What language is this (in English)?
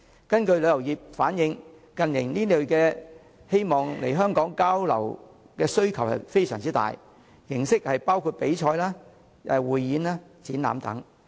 Cantonese